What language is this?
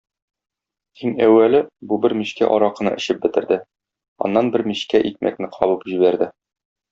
Tatar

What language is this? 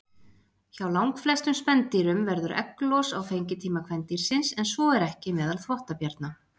Icelandic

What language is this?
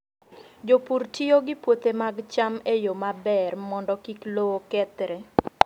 Luo (Kenya and Tanzania)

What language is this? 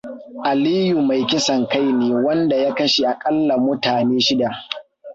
Hausa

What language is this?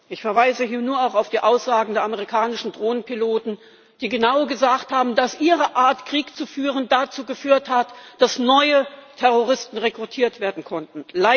German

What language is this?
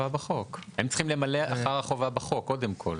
Hebrew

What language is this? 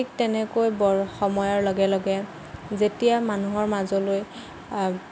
Assamese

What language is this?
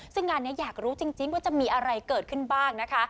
Thai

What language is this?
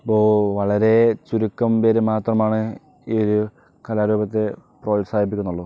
Malayalam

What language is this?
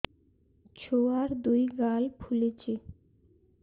Odia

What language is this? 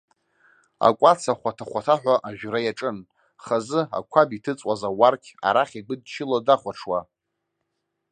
Abkhazian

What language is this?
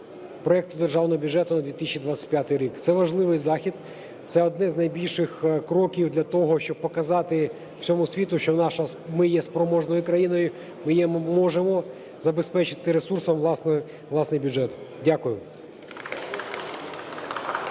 Ukrainian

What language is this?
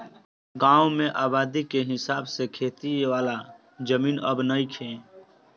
Bhojpuri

